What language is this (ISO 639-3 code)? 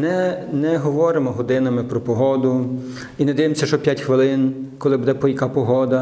ukr